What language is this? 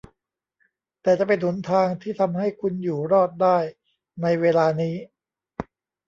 Thai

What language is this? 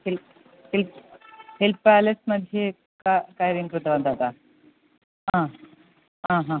Sanskrit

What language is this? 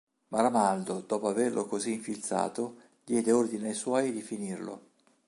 Italian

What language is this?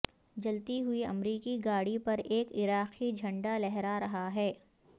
Urdu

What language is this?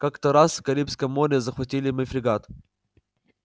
Russian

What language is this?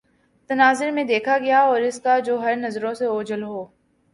Urdu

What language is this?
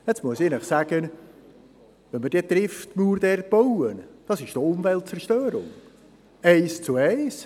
Swiss German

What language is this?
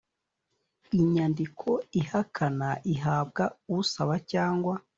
Kinyarwanda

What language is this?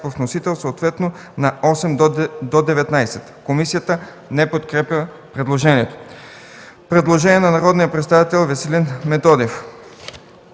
Bulgarian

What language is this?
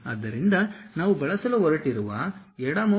Kannada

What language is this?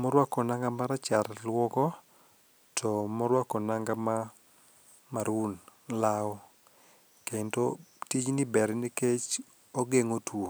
Luo (Kenya and Tanzania)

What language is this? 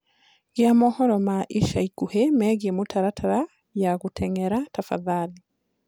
Kikuyu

